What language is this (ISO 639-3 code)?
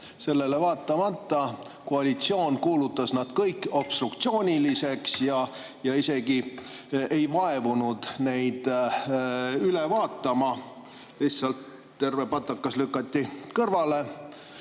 est